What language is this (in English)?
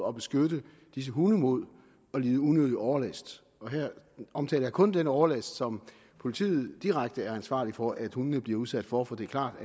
Danish